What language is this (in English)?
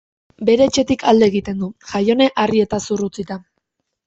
Basque